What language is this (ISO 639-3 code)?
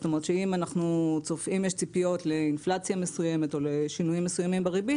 heb